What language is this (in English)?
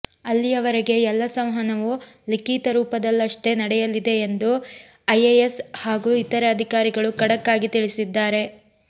Kannada